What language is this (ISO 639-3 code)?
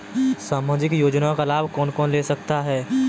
hin